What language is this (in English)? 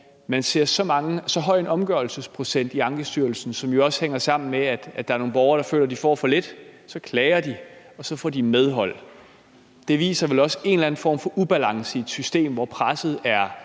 Danish